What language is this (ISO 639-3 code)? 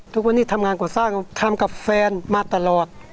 tha